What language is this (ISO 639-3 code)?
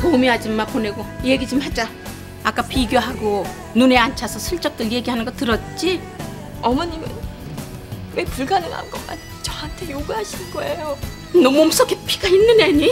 kor